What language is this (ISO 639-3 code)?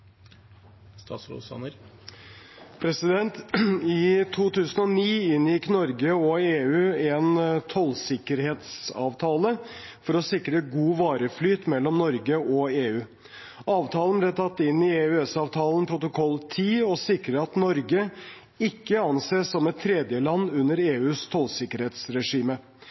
nob